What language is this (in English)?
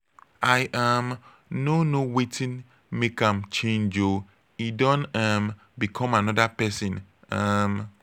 Nigerian Pidgin